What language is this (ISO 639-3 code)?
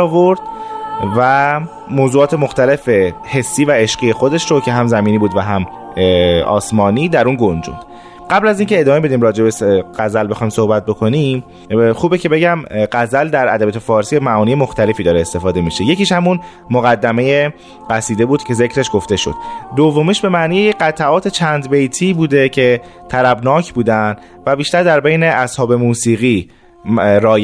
fas